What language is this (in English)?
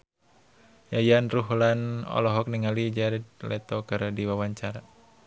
Sundanese